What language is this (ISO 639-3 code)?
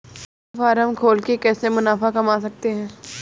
hin